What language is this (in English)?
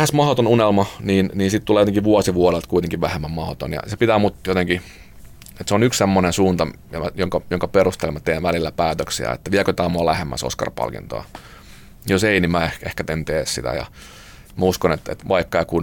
Finnish